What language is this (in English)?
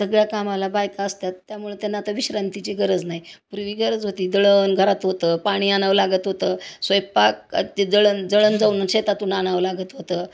Marathi